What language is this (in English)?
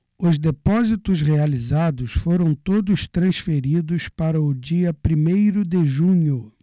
Portuguese